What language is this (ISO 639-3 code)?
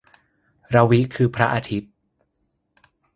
tha